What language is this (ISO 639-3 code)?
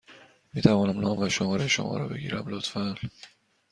fas